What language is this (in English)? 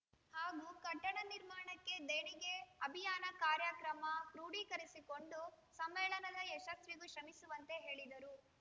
Kannada